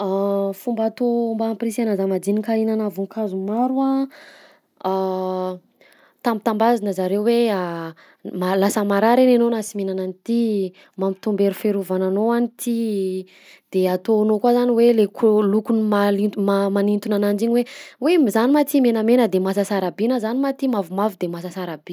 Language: Southern Betsimisaraka Malagasy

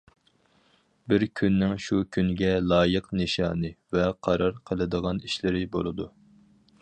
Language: Uyghur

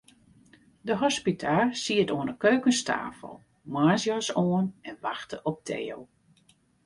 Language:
Western Frisian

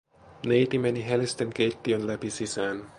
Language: Finnish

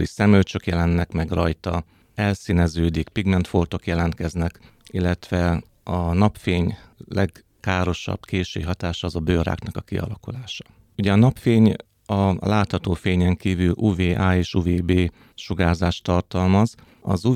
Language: Hungarian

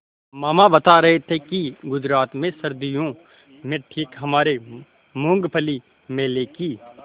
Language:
Hindi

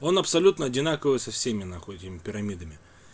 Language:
Russian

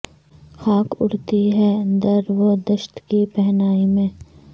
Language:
Urdu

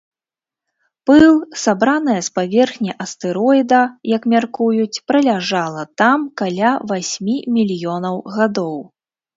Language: Belarusian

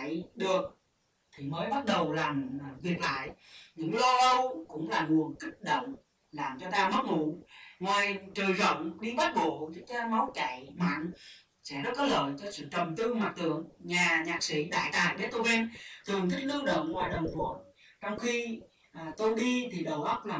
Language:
Vietnamese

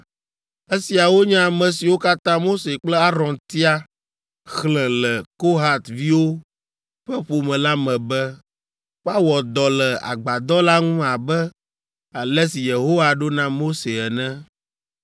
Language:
Ewe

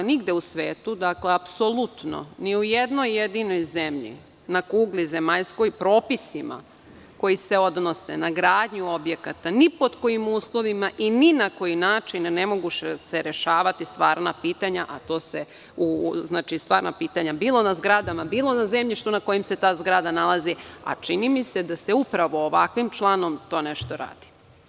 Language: Serbian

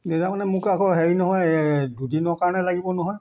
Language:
Assamese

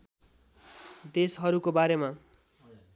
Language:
Nepali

